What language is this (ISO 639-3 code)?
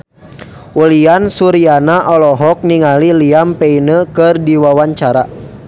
sun